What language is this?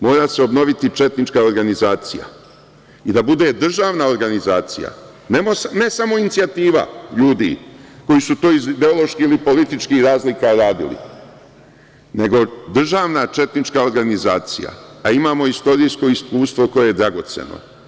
Serbian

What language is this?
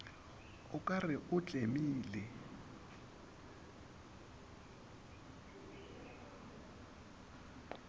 Northern Sotho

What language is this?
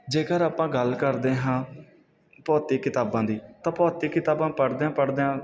Punjabi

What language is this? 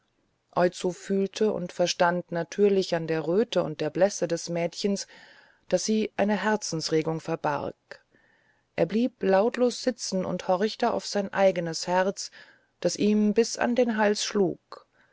German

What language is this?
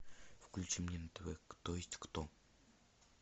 Russian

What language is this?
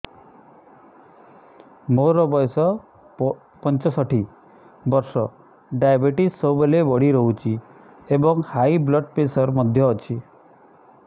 Odia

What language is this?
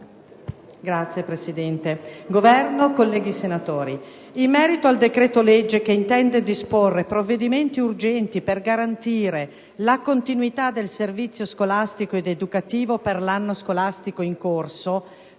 Italian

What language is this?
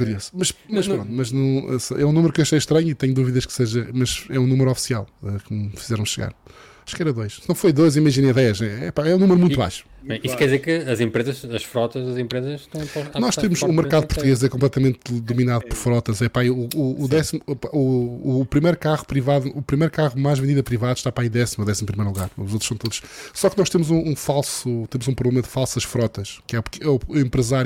Portuguese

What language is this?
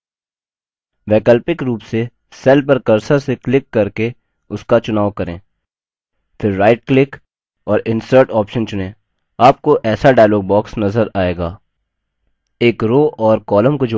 Hindi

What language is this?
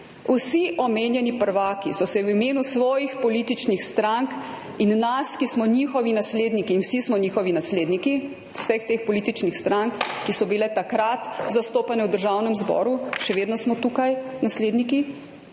Slovenian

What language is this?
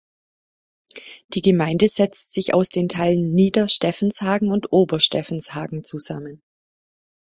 German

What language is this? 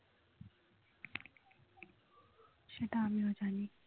Bangla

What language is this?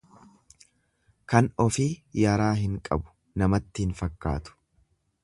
Oromo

